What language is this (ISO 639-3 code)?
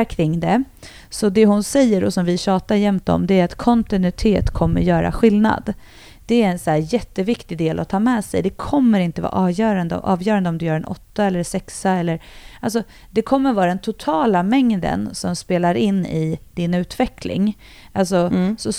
swe